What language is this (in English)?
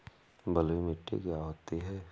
Hindi